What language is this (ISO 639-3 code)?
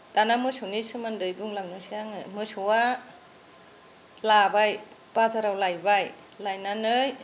brx